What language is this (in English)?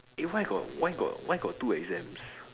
English